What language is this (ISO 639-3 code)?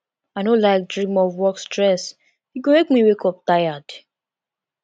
pcm